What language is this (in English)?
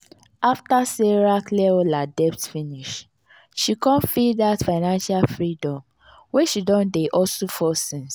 Nigerian Pidgin